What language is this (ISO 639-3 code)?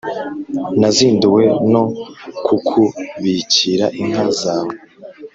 kin